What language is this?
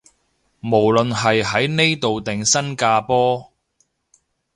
Cantonese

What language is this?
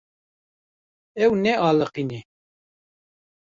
Kurdish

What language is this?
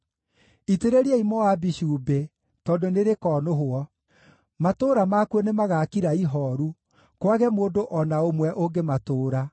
Kikuyu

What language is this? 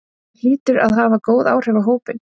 Icelandic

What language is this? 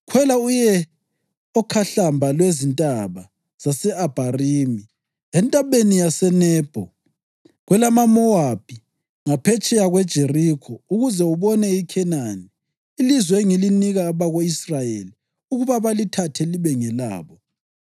North Ndebele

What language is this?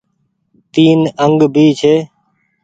Goaria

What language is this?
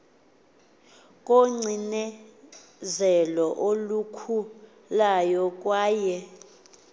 Xhosa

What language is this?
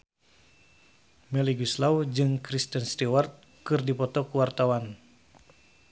Sundanese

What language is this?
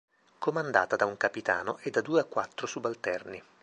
Italian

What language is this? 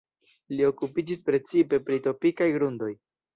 Esperanto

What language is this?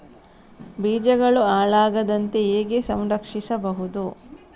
Kannada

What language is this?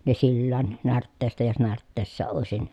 Finnish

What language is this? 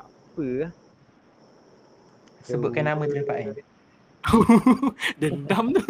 Malay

